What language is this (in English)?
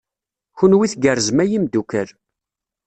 Kabyle